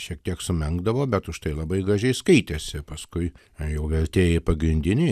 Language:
Lithuanian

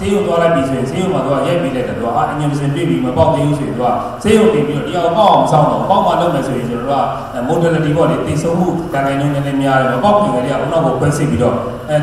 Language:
Korean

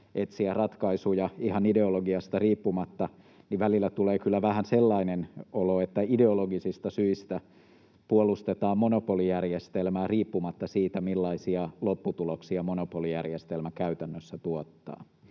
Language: Finnish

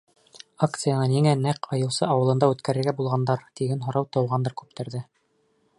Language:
Bashkir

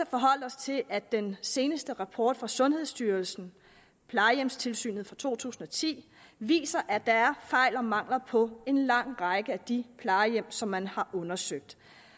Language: Danish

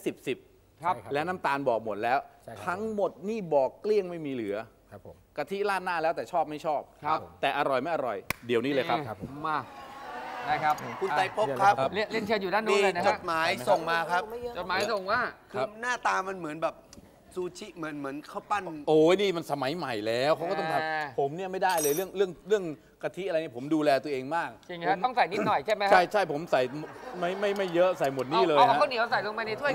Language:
Thai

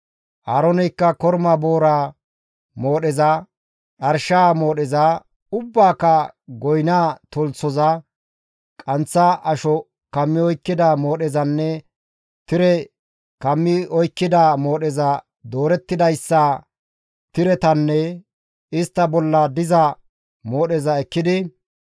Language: Gamo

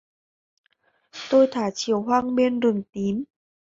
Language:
Vietnamese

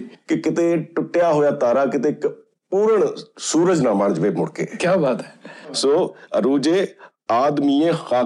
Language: Punjabi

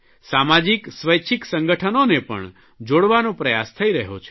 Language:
Gujarati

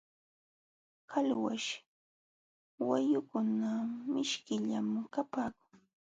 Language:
Jauja Wanca Quechua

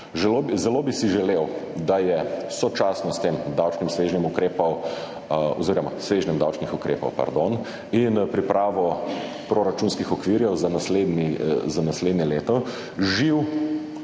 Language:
Slovenian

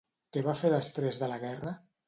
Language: Catalan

